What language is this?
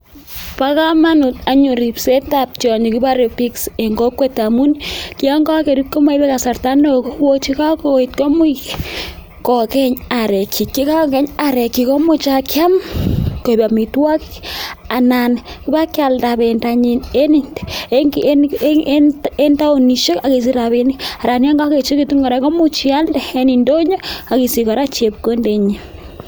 Kalenjin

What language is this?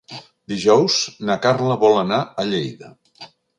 Catalan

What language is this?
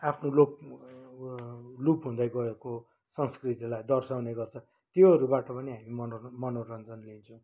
Nepali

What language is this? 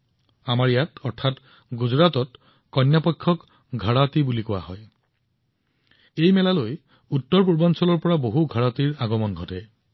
Assamese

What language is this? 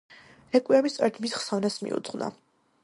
Georgian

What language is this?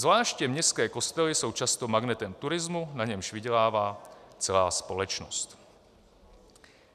Czech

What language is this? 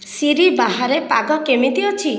Odia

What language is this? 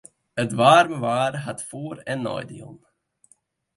Western Frisian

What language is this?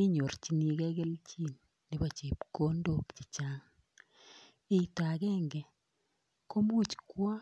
Kalenjin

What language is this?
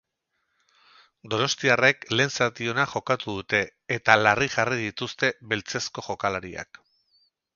Basque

